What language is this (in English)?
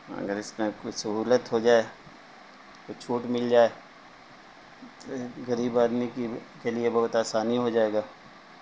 Urdu